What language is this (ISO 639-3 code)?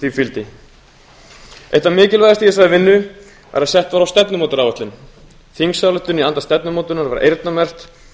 isl